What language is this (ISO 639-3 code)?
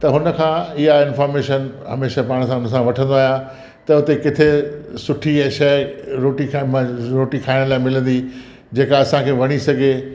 snd